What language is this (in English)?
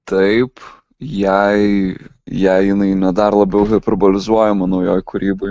Lithuanian